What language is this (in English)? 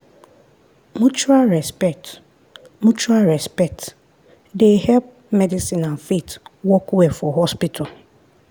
Nigerian Pidgin